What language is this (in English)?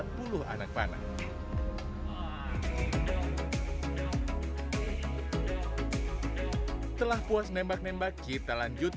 Indonesian